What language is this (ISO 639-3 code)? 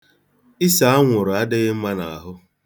ibo